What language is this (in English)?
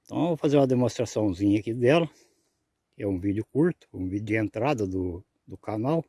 Portuguese